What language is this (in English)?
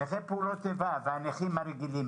Hebrew